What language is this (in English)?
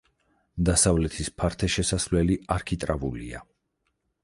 Georgian